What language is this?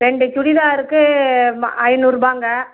Tamil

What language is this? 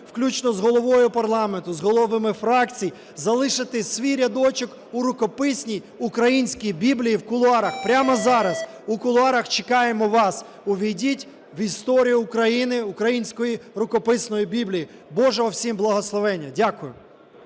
Ukrainian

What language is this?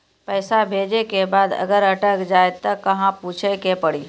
Maithili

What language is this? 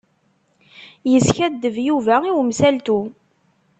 Kabyle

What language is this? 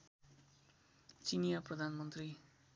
Nepali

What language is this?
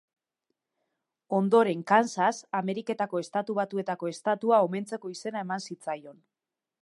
Basque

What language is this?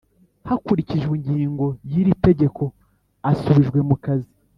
Kinyarwanda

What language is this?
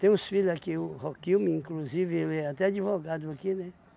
Portuguese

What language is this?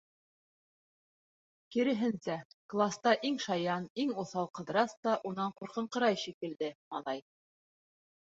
Bashkir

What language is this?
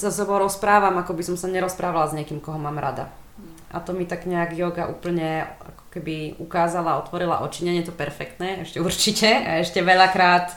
Slovak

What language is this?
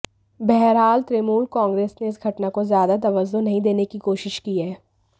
Hindi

